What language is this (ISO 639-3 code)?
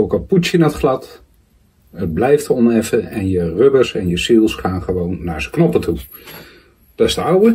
nld